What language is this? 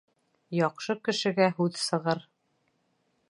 Bashkir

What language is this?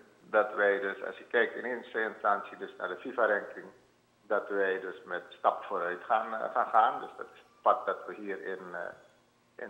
Dutch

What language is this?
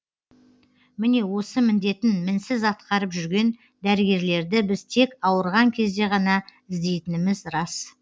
Kazakh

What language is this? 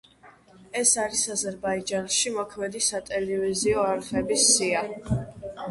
Georgian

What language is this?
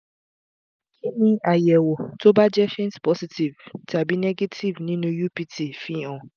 Yoruba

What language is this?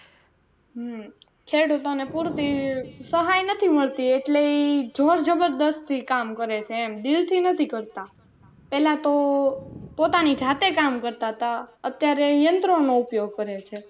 Gujarati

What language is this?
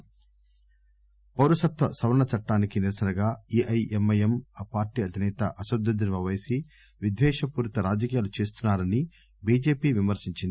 Telugu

